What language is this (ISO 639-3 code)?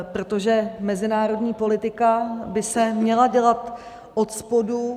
ces